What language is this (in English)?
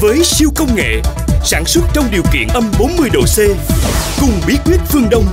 Vietnamese